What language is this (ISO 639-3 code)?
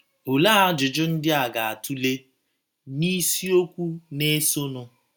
ibo